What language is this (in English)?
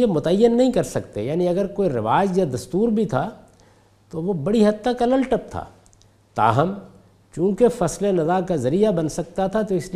Urdu